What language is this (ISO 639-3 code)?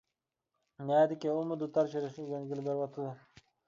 uig